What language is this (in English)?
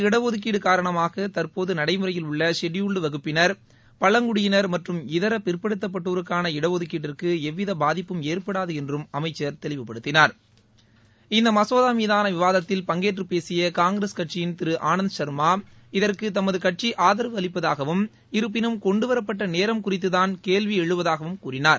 Tamil